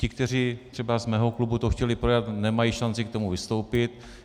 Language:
Czech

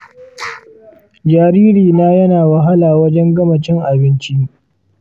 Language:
Hausa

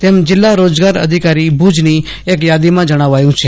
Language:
Gujarati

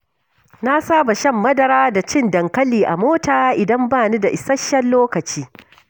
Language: Hausa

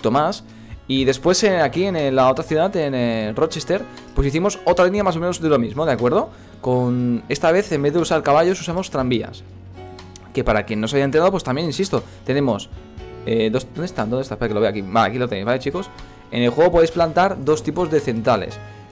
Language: Spanish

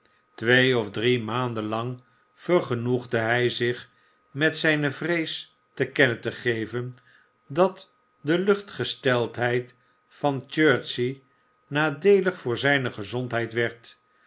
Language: Dutch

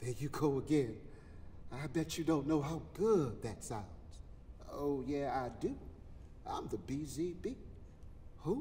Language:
English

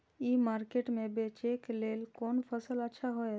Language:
Maithili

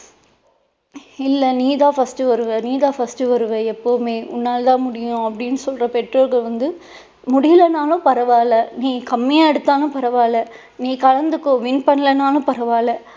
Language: Tamil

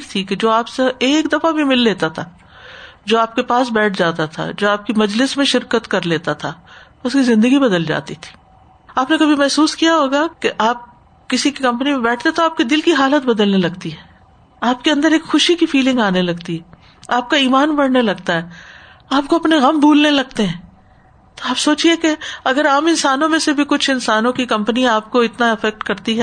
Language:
Urdu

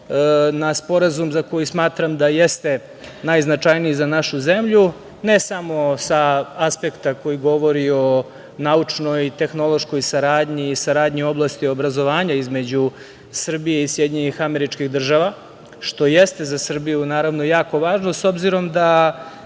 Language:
Serbian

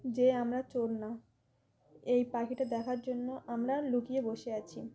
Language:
Bangla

